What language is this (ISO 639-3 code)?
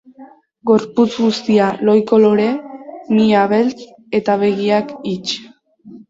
eus